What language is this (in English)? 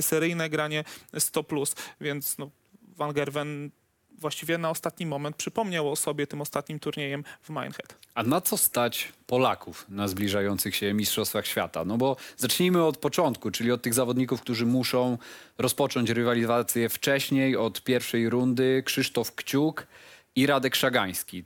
Polish